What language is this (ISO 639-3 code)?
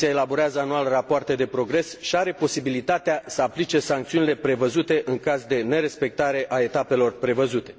ron